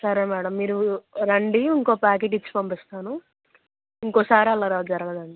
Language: Telugu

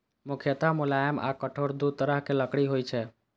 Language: Maithili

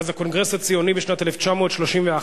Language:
Hebrew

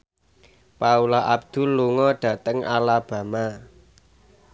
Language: Javanese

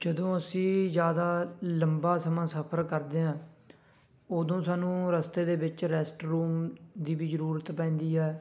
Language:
Punjabi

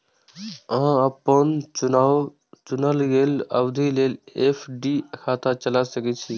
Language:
Maithili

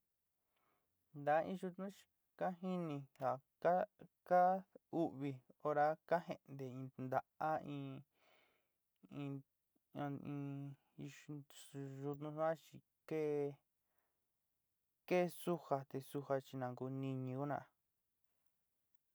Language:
Sinicahua Mixtec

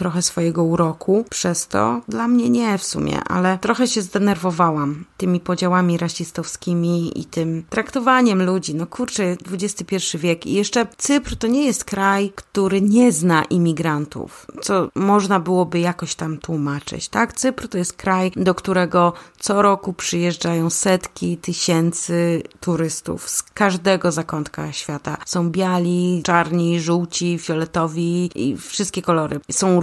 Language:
Polish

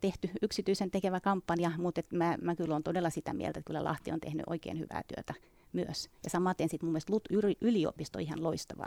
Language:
Finnish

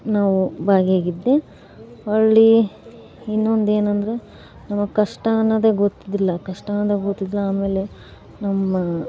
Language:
Kannada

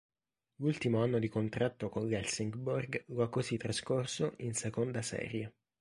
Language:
Italian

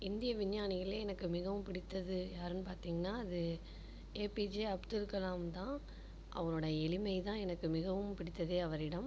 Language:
Tamil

